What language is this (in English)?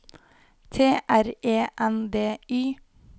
Norwegian